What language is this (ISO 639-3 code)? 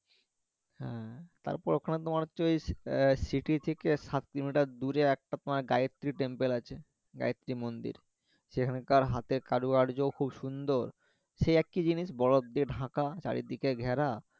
ben